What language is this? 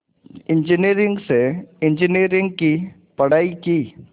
Hindi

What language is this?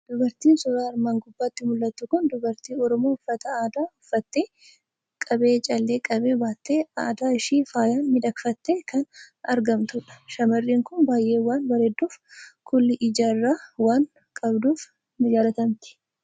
Oromo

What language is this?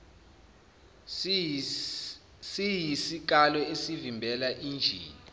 Zulu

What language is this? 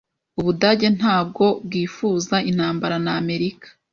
Kinyarwanda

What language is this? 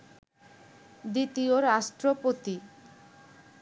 Bangla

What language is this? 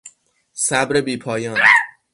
Persian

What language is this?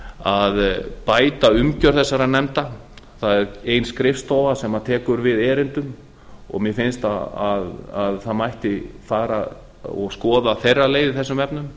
Icelandic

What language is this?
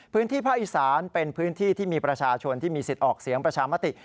Thai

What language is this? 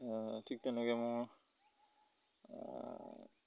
Assamese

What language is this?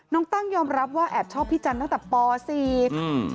Thai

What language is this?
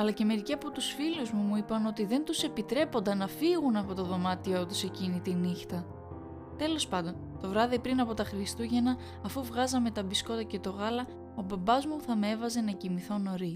Greek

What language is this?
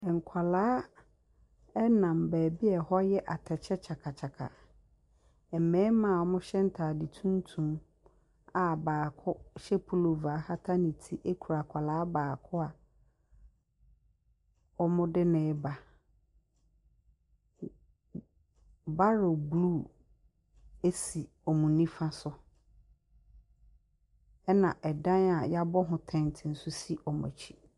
Akan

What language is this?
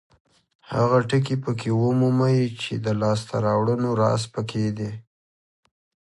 Pashto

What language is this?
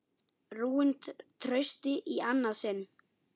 Icelandic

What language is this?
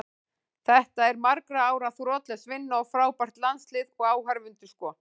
Icelandic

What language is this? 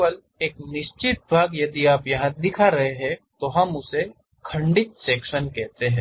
Hindi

